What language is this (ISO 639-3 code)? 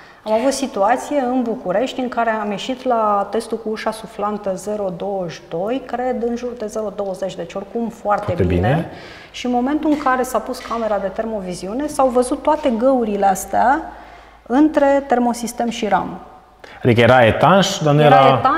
ron